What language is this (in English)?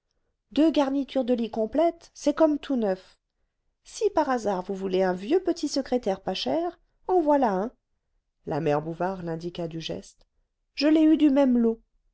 French